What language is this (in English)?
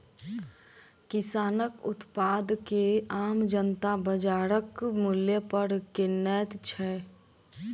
Maithili